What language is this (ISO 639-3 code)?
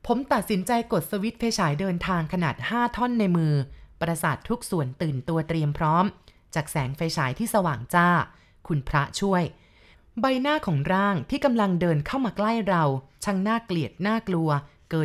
tha